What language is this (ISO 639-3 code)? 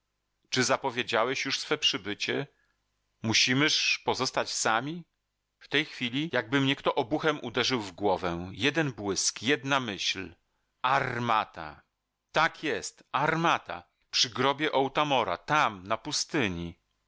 pol